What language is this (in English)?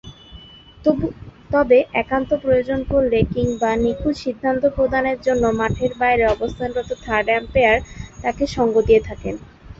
Bangla